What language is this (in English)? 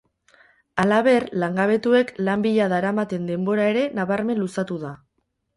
Basque